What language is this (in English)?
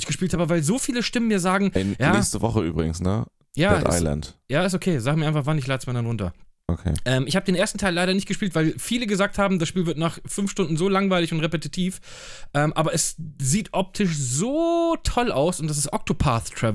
German